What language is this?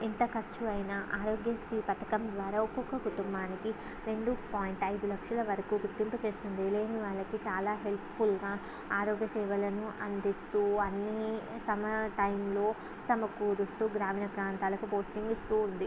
Telugu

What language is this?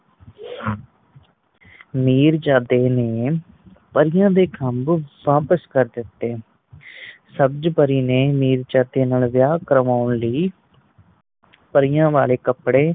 Punjabi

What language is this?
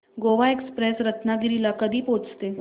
Marathi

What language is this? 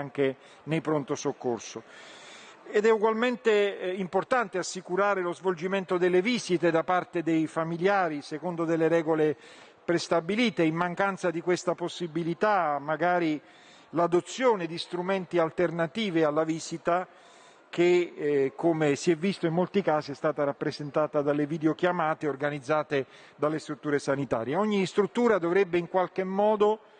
Italian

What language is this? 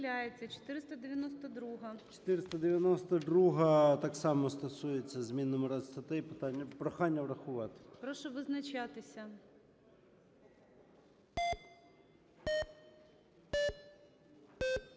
Ukrainian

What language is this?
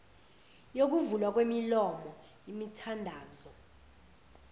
Zulu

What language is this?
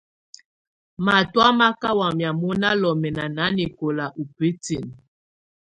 Tunen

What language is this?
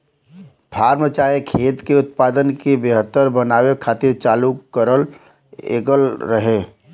Bhojpuri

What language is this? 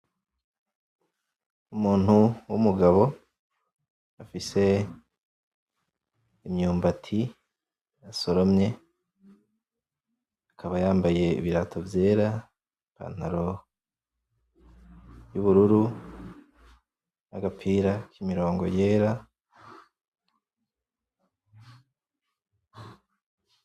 Rundi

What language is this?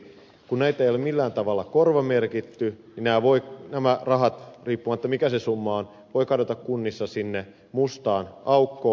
Finnish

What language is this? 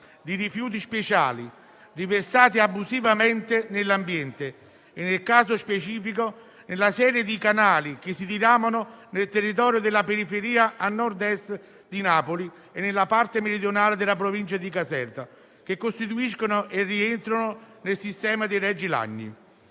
Italian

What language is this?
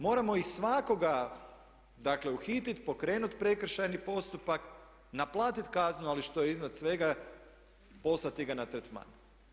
Croatian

